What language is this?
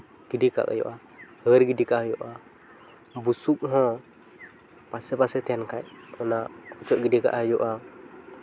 Santali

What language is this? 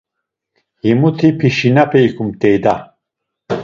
Laz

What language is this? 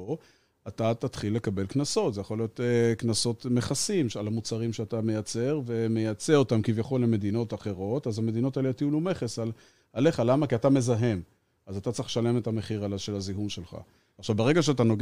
Hebrew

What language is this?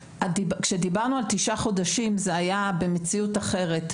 Hebrew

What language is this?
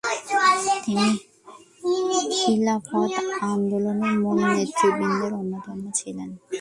Bangla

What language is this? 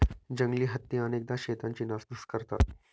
Marathi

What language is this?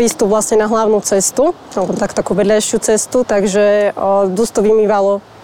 Slovak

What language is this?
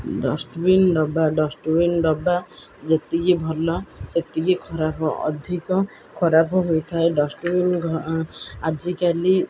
Odia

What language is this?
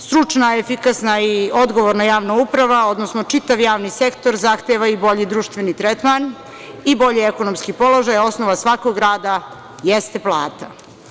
Serbian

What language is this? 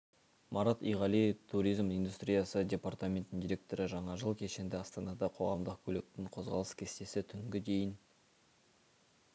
Kazakh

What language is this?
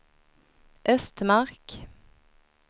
Swedish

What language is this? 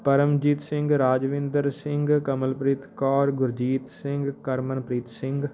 Punjabi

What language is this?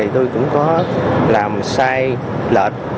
Vietnamese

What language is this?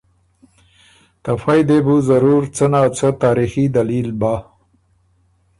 Ormuri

